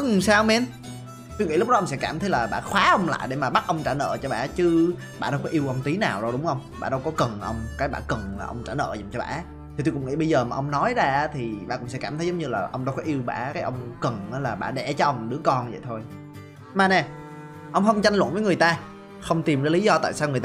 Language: Vietnamese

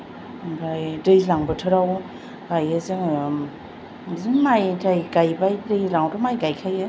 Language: Bodo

